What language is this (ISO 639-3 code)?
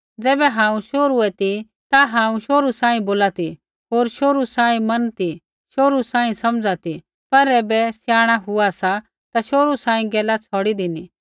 kfx